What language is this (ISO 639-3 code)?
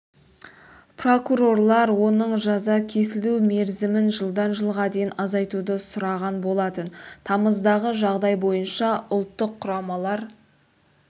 kaz